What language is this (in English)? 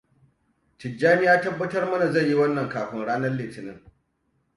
Hausa